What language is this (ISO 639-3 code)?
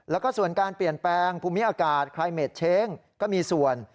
tha